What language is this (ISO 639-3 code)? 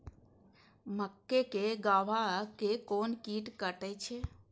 mai